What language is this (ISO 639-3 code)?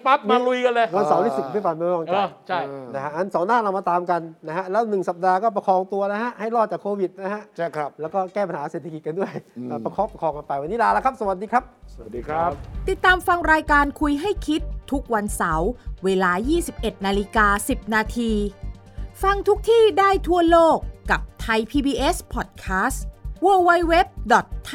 tha